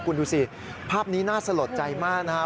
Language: Thai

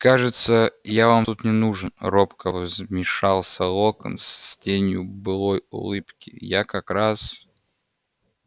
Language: Russian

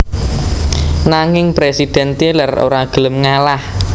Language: Javanese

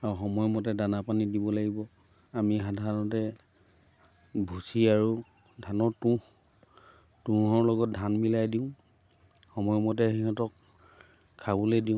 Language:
Assamese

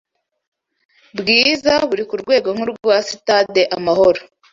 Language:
Kinyarwanda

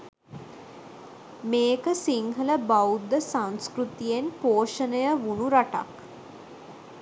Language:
Sinhala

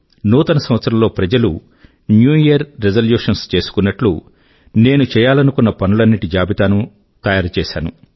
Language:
Telugu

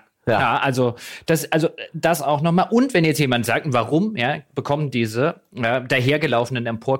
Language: German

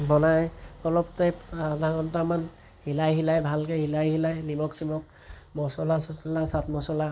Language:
Assamese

